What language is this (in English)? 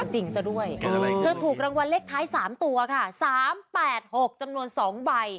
Thai